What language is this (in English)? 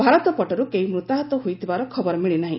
Odia